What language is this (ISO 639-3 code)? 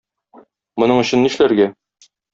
tat